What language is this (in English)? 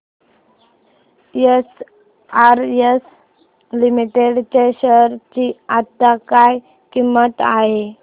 Marathi